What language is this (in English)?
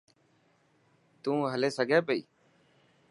Dhatki